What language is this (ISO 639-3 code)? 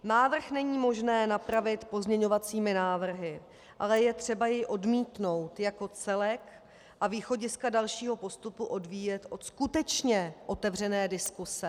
ces